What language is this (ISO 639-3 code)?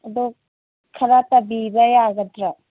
mni